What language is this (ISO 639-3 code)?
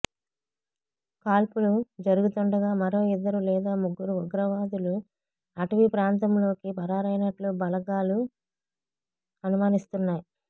tel